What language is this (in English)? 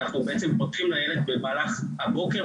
Hebrew